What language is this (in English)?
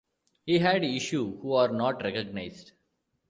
English